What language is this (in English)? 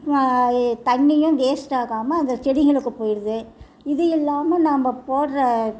Tamil